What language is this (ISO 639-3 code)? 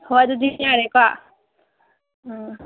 mni